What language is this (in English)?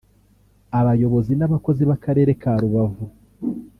Kinyarwanda